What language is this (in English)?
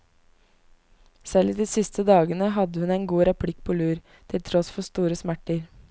Norwegian